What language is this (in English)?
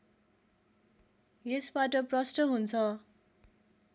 Nepali